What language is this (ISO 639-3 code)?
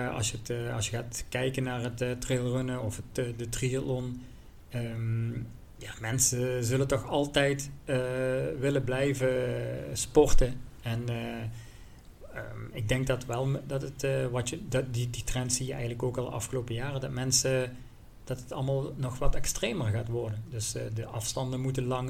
nld